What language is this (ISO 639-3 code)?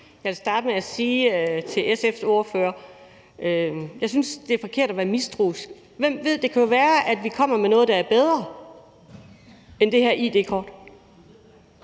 dan